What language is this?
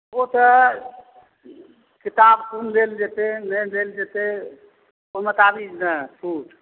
Maithili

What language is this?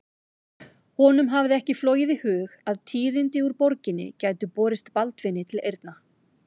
Icelandic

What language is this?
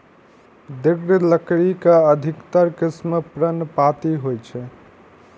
Maithili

